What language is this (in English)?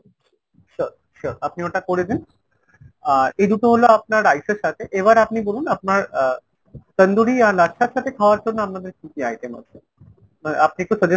Bangla